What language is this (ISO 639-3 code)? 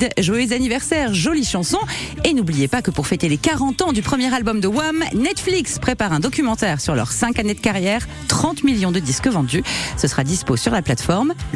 fra